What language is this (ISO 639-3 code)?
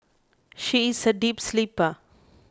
eng